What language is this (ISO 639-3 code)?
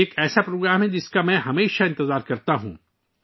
urd